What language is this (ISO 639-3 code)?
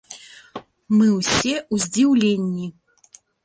bel